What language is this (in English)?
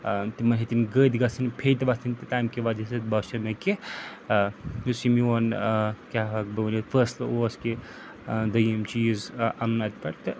Kashmiri